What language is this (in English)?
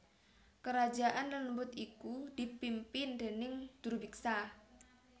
Javanese